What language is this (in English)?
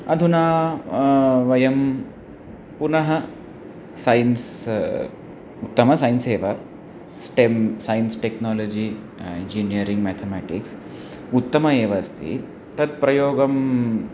Sanskrit